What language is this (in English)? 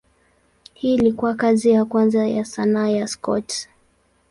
Swahili